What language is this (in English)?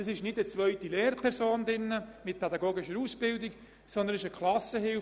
Swiss German